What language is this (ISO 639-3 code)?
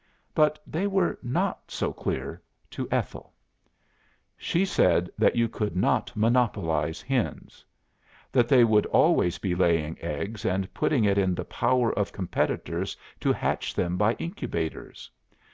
eng